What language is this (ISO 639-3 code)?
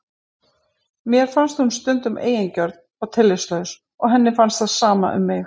isl